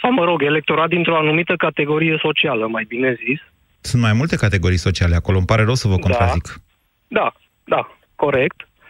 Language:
Romanian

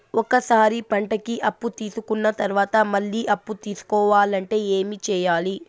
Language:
Telugu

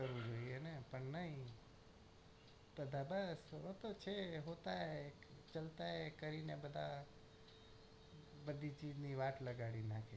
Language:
Gujarati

